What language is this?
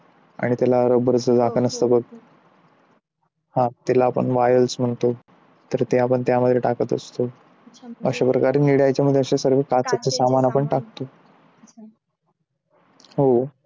Marathi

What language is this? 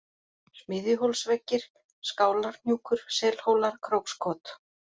Icelandic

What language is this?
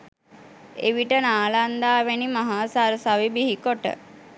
Sinhala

